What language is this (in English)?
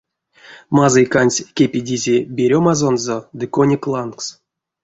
Erzya